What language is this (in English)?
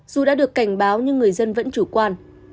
Vietnamese